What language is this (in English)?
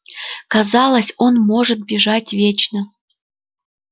Russian